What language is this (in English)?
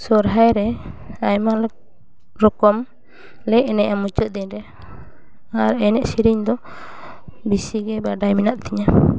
Santali